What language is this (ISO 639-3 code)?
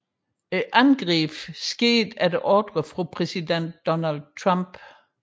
dan